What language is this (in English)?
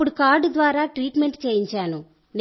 Telugu